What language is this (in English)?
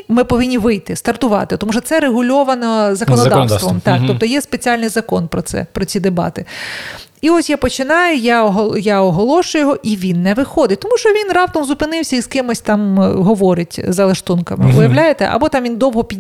Ukrainian